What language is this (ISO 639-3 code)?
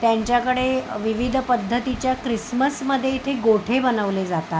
mar